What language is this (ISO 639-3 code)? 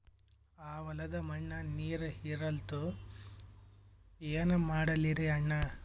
kan